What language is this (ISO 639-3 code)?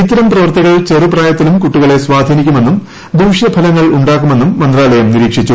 mal